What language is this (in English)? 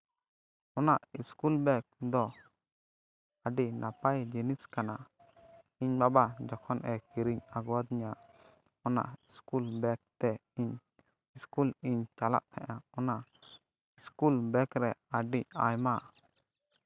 Santali